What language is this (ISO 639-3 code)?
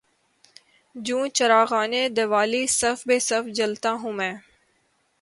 urd